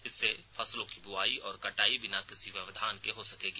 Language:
Hindi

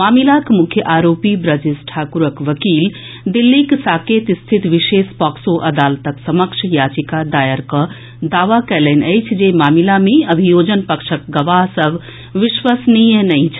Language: Maithili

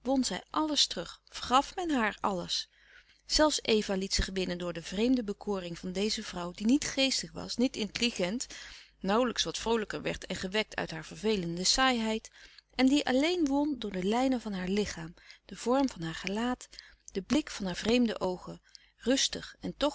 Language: Dutch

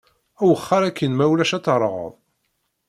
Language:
Kabyle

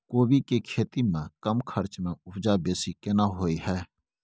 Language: Maithili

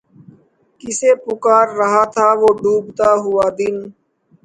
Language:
Urdu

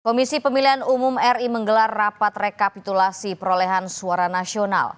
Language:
Indonesian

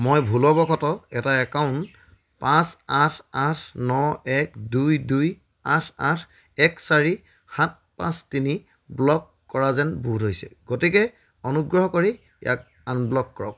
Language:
Assamese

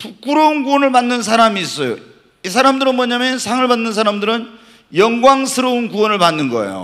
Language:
Korean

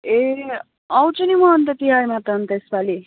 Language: Nepali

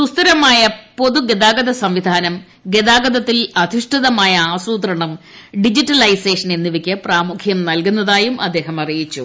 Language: Malayalam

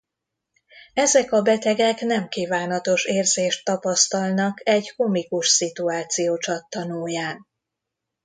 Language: Hungarian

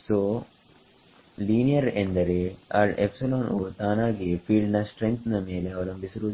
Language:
Kannada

